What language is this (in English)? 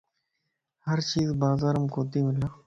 Lasi